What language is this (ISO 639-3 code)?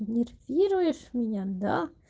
rus